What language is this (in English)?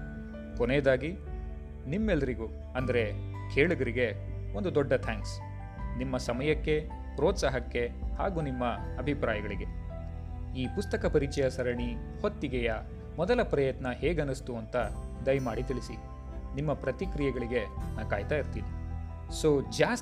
Kannada